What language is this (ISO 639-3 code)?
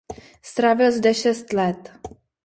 ces